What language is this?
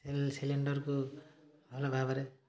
Odia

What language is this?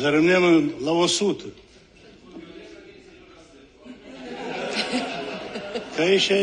Romanian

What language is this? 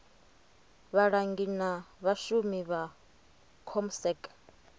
Venda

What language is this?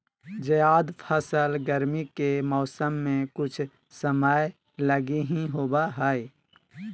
Magahi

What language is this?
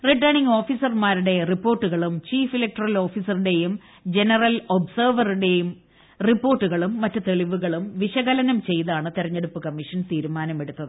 Malayalam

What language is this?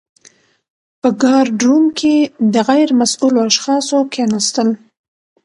Pashto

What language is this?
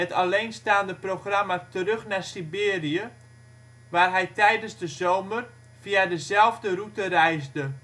Dutch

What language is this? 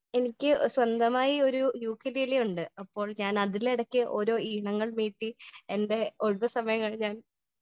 Malayalam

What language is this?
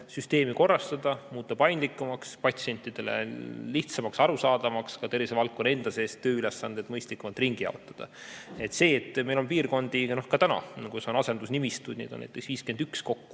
Estonian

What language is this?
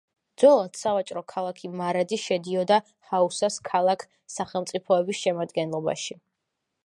Georgian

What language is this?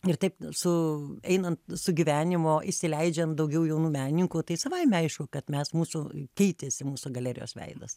Lithuanian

